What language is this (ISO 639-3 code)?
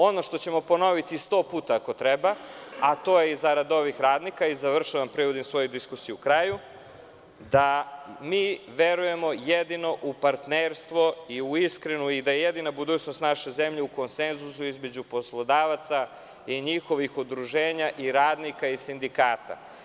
srp